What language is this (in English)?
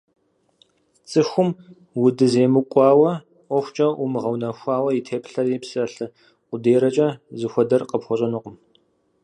Kabardian